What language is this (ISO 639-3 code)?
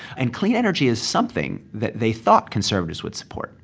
eng